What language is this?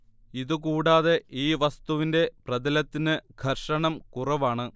Malayalam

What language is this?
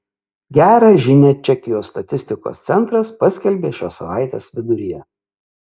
Lithuanian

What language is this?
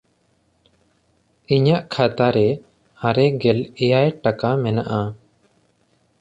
Santali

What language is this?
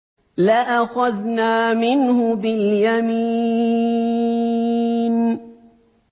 Arabic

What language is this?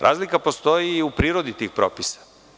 Serbian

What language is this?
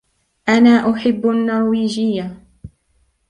Arabic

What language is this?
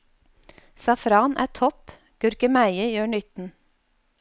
Norwegian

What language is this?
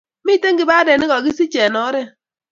Kalenjin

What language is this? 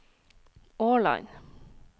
Norwegian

